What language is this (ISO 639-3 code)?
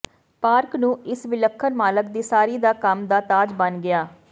pan